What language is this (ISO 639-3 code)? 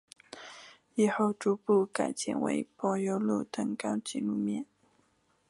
zho